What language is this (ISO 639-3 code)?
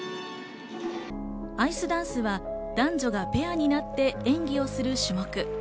jpn